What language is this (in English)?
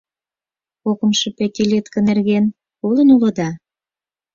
Mari